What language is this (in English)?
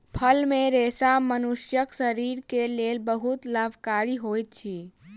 Maithili